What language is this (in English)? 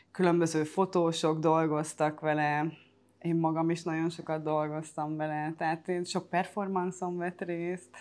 Hungarian